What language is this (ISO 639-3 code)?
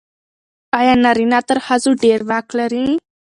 pus